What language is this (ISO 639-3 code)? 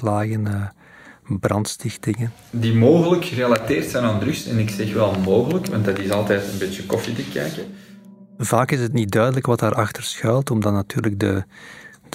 nld